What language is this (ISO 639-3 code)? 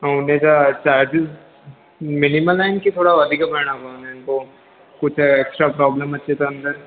snd